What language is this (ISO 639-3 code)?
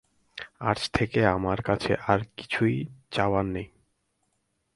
ben